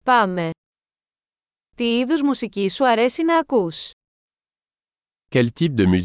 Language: Greek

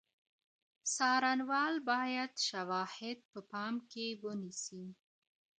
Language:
Pashto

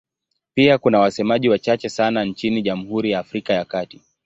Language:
Swahili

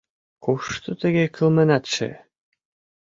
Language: Mari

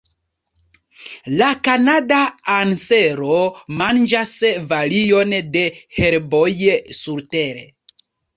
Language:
Esperanto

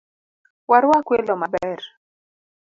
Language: Luo (Kenya and Tanzania)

